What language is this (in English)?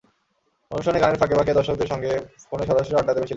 Bangla